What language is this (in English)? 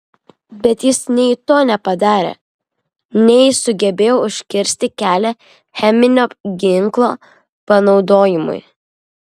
Lithuanian